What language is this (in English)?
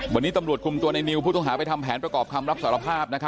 Thai